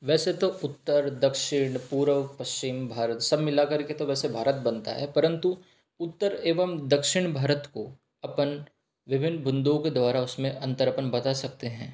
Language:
Hindi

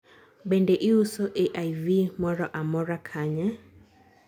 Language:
Luo (Kenya and Tanzania)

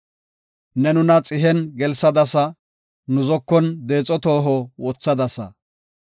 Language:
Gofa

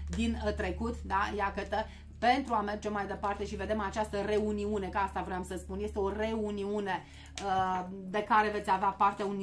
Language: Romanian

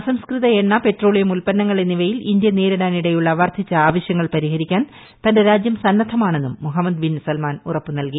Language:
Malayalam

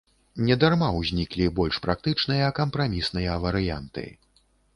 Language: Belarusian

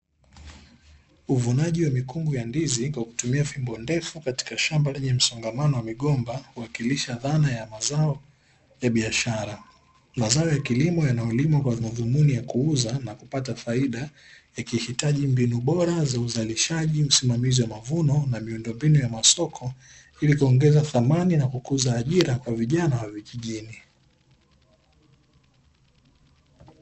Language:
Swahili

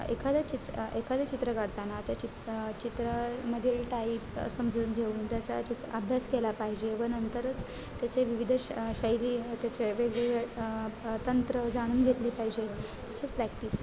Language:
Marathi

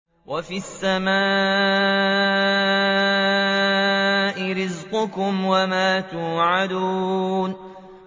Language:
Arabic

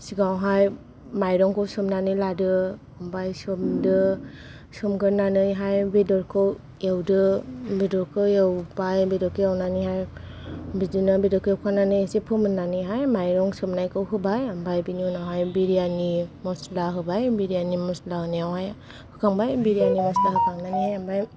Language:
Bodo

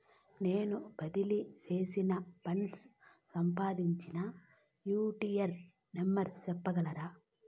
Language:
Telugu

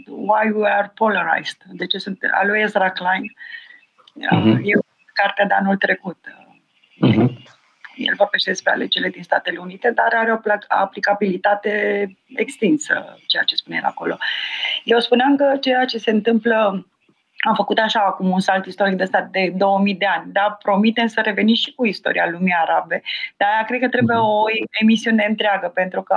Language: Romanian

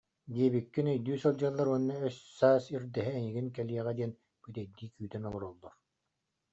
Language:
Yakut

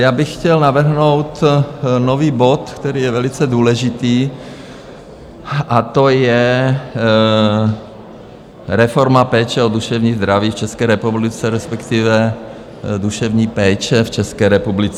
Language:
Czech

